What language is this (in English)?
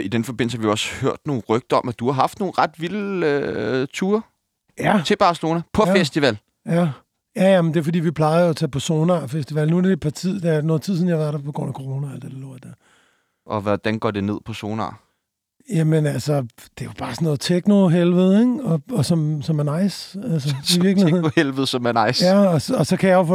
Danish